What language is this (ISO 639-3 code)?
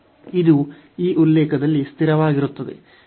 kan